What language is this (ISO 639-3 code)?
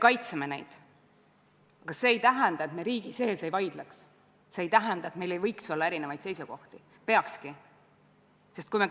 est